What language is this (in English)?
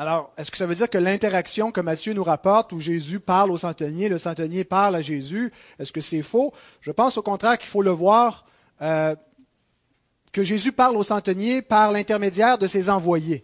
French